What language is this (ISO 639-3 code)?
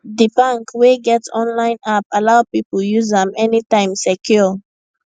pcm